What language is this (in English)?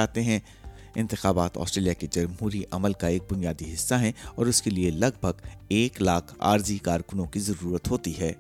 Urdu